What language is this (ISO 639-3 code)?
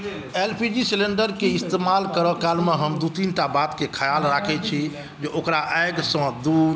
mai